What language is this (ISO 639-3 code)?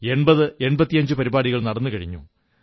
mal